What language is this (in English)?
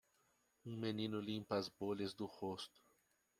Portuguese